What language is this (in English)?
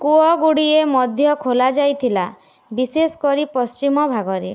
Odia